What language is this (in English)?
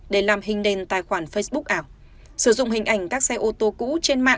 Vietnamese